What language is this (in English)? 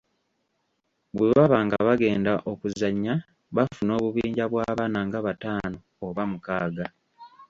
Ganda